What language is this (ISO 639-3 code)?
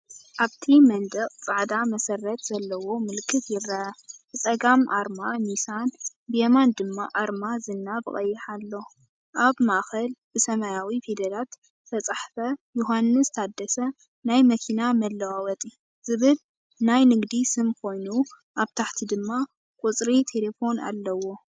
tir